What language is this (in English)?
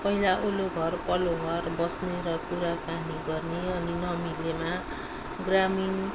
Nepali